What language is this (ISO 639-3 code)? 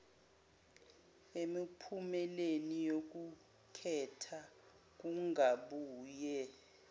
zul